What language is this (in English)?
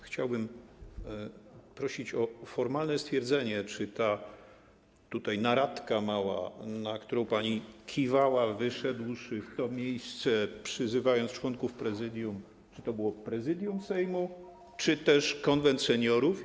Polish